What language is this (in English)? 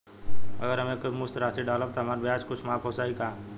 Bhojpuri